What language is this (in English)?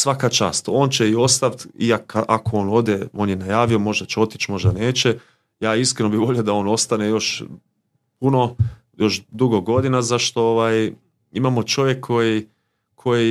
Croatian